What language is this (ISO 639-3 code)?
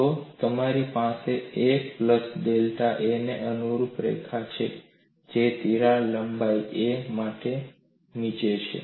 guj